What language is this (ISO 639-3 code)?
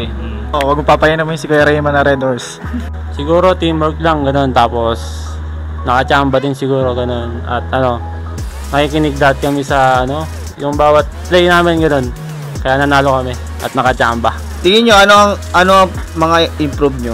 fil